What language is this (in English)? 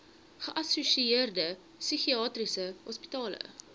Afrikaans